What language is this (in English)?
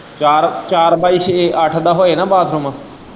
Punjabi